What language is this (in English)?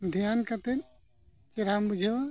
Santali